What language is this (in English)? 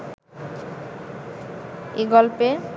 Bangla